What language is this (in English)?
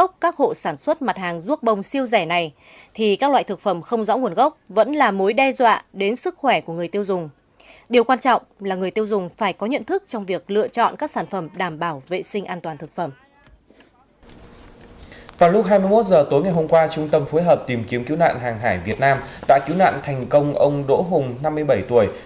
Vietnamese